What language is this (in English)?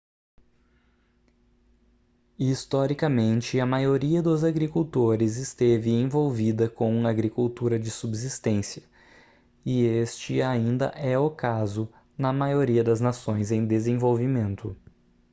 Portuguese